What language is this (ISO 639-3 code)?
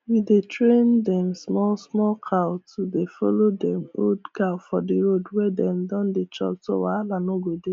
pcm